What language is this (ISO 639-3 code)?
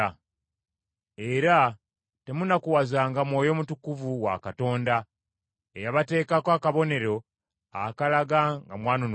lug